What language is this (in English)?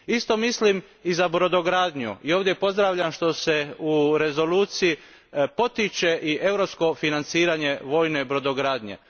Croatian